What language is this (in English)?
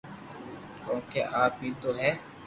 Loarki